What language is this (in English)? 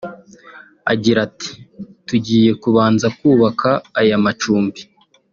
Kinyarwanda